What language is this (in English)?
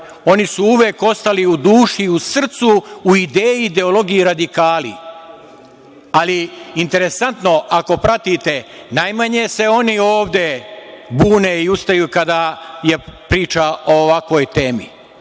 Serbian